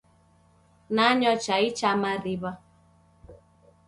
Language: Taita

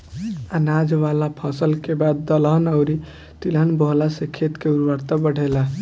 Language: Bhojpuri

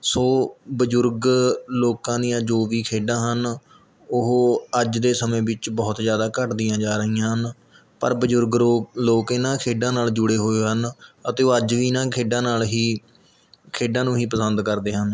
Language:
Punjabi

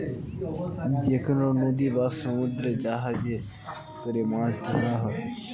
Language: Bangla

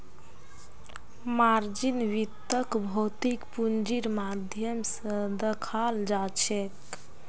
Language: Magahi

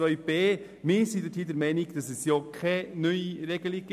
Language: Swiss German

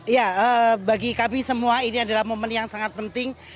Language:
Indonesian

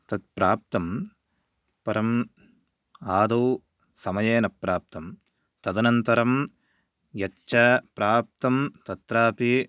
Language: Sanskrit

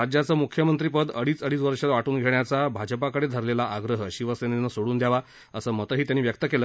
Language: Marathi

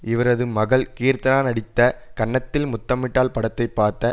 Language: Tamil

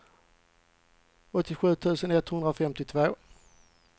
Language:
Swedish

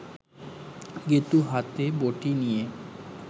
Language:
Bangla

